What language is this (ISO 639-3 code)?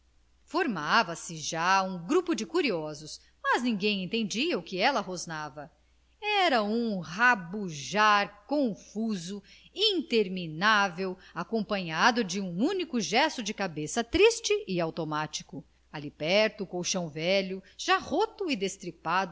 por